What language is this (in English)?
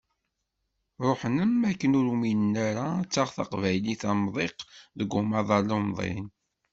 Kabyle